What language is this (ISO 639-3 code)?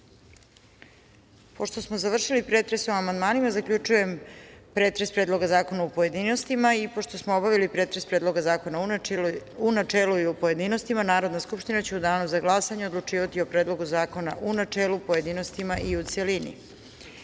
srp